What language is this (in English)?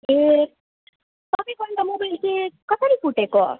Nepali